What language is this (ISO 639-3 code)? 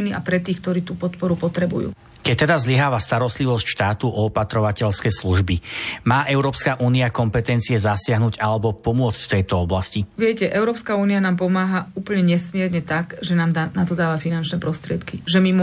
slk